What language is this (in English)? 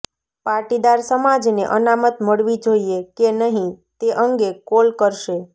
Gujarati